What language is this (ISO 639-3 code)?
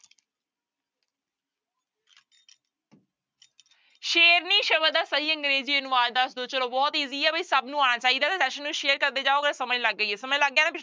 pan